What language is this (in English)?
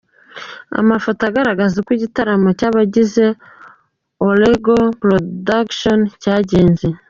Kinyarwanda